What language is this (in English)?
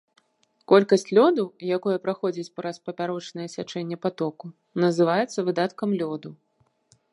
Belarusian